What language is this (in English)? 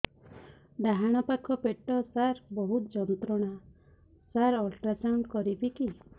Odia